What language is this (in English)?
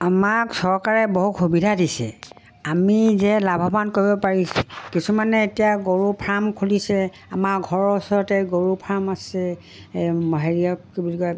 Assamese